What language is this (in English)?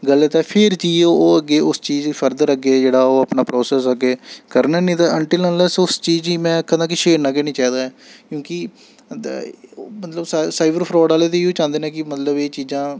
Dogri